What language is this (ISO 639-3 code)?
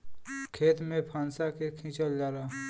bho